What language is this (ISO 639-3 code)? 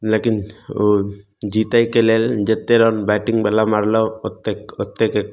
mai